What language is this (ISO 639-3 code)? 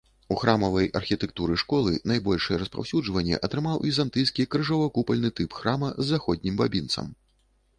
bel